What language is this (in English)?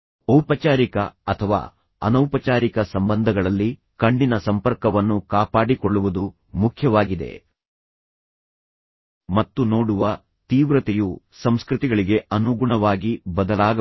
Kannada